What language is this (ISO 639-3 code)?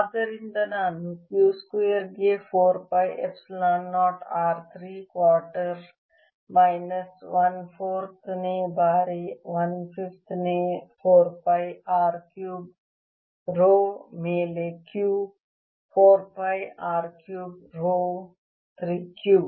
kan